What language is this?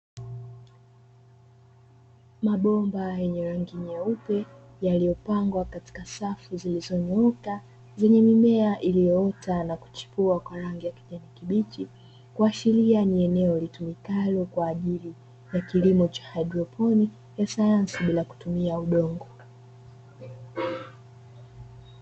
Swahili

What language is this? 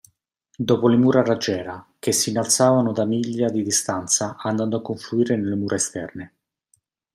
Italian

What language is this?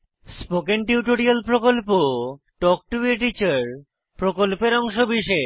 Bangla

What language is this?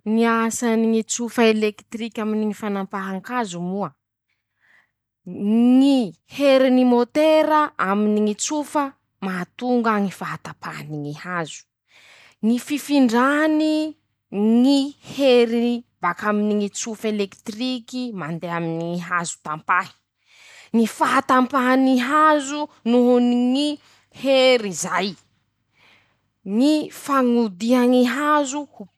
Masikoro Malagasy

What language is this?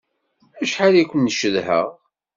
Kabyle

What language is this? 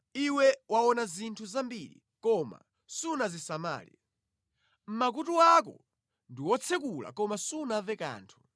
Nyanja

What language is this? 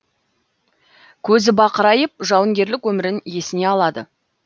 Kazakh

